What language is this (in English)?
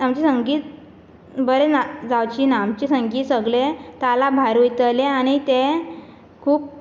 Konkani